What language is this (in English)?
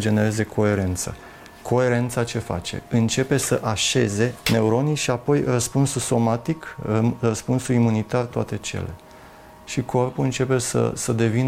Romanian